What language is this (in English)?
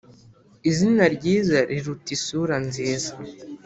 Kinyarwanda